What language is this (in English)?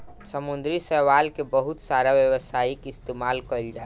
Bhojpuri